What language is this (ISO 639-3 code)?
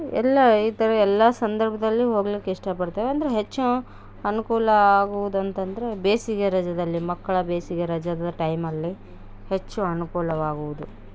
kan